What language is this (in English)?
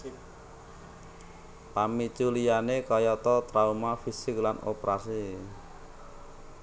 Javanese